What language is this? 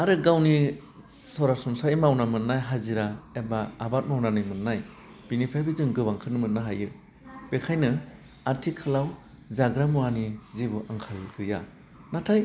Bodo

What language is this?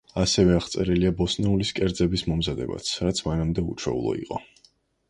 Georgian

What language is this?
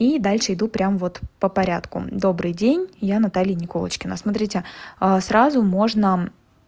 Russian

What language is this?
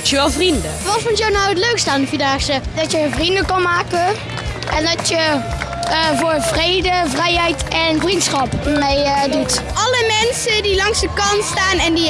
Dutch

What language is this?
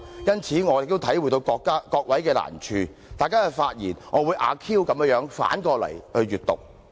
Cantonese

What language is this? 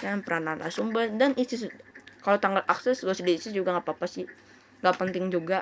Indonesian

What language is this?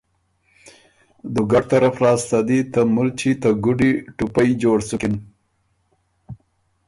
Ormuri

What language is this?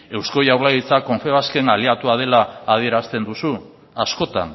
Basque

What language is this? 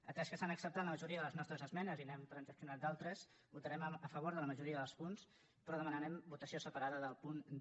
Catalan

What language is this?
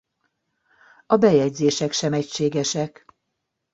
Hungarian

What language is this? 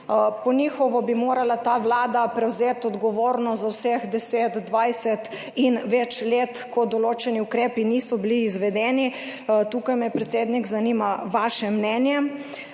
Slovenian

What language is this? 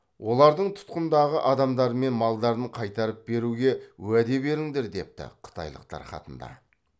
Kazakh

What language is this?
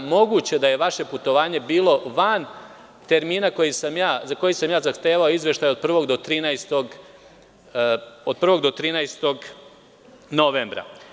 Serbian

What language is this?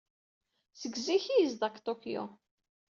Kabyle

